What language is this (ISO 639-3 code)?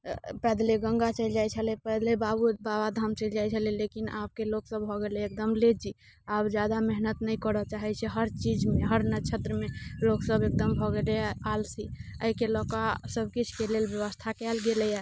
mai